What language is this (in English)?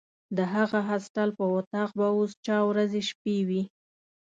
Pashto